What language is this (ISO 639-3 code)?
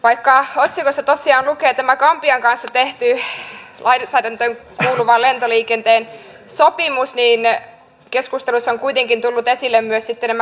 fin